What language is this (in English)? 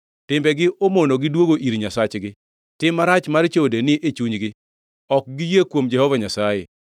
Luo (Kenya and Tanzania)